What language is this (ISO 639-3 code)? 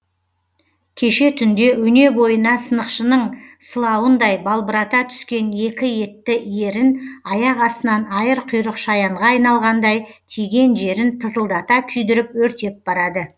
kaz